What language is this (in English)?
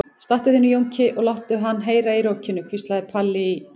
Icelandic